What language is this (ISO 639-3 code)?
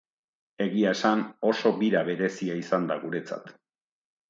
eus